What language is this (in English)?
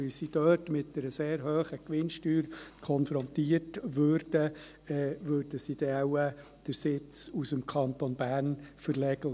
Swiss German